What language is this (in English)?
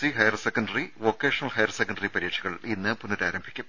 Malayalam